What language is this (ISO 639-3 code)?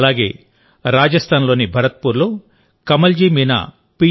tel